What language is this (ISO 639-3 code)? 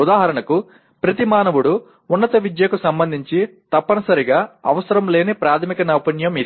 tel